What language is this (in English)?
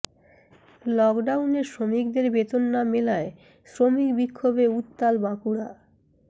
Bangla